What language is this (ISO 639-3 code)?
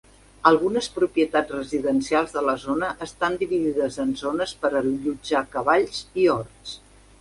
cat